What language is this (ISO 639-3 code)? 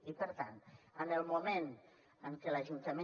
cat